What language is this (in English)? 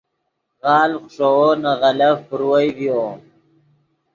Yidgha